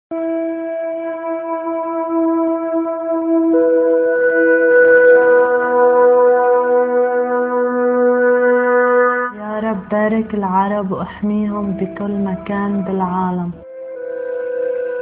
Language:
Arabic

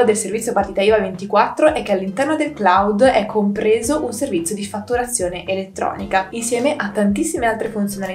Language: Italian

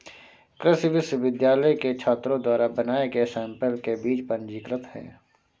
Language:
Hindi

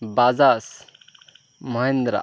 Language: Bangla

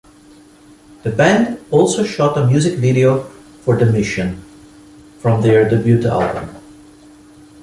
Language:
English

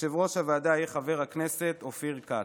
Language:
Hebrew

